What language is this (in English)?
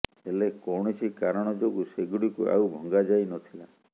Odia